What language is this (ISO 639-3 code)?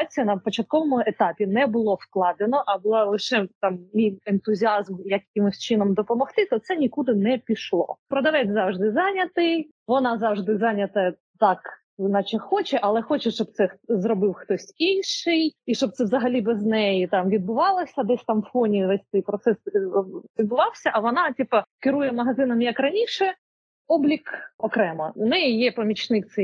ukr